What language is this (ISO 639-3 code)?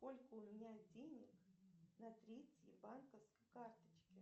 rus